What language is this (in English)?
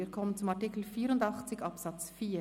Swiss German